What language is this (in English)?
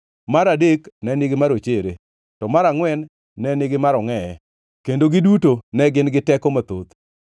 Luo (Kenya and Tanzania)